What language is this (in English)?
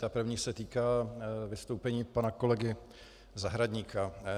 Czech